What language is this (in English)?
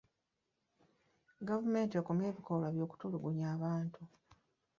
Ganda